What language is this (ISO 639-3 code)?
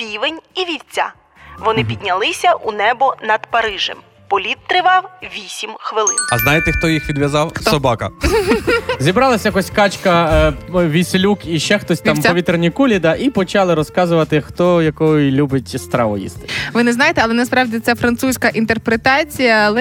ukr